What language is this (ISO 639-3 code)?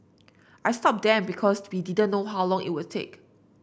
eng